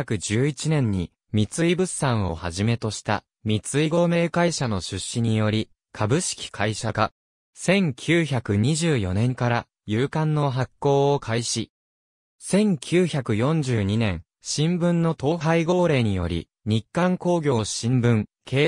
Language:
Japanese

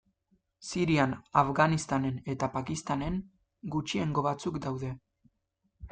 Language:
Basque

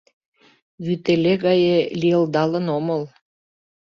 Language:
Mari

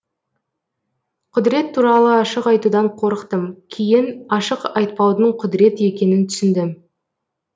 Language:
Kazakh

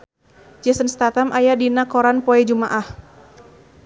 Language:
Sundanese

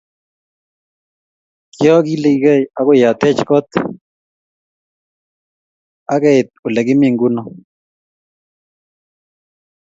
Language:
Kalenjin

